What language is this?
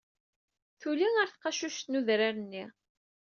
Kabyle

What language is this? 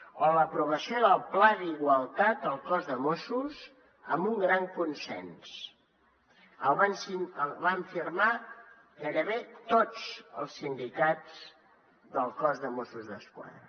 Catalan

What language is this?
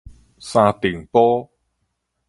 Min Nan Chinese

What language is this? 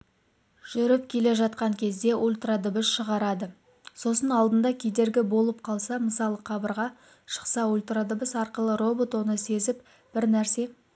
Kazakh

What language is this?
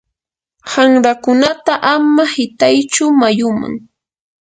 Yanahuanca Pasco Quechua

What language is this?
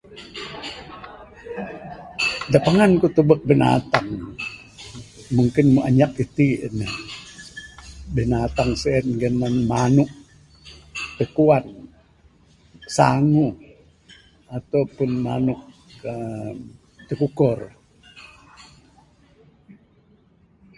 Bukar-Sadung Bidayuh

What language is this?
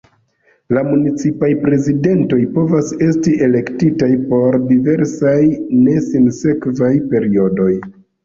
Esperanto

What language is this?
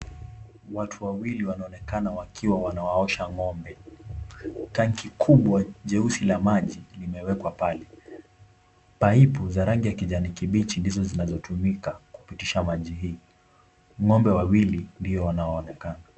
Swahili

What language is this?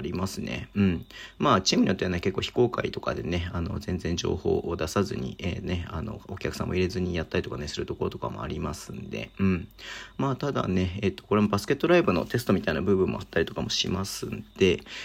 Japanese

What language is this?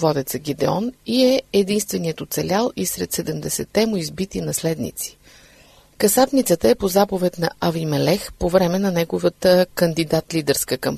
Bulgarian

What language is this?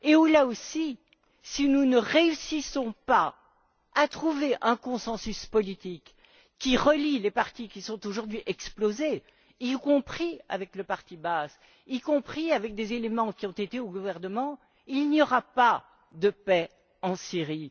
French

